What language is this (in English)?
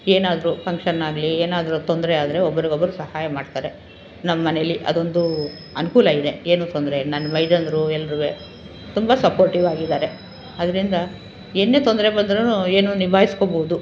Kannada